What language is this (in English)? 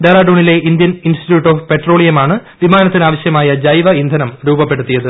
Malayalam